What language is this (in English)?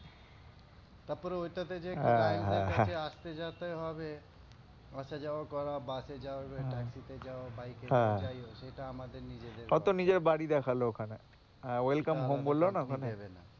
Bangla